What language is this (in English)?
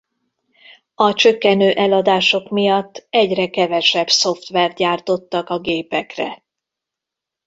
Hungarian